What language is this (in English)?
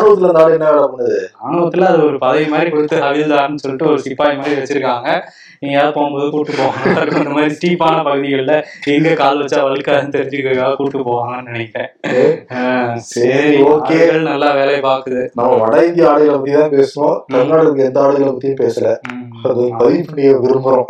Tamil